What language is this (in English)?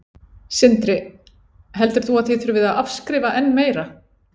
Icelandic